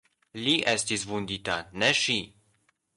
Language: Esperanto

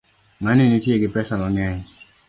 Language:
Luo (Kenya and Tanzania)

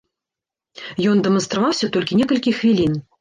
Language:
Belarusian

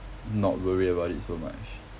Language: English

